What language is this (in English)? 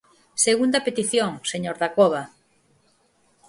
Galician